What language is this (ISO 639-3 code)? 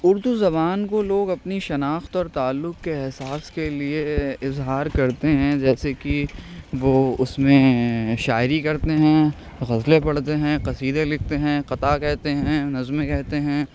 urd